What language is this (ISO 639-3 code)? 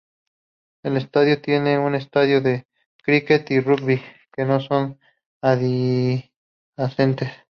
spa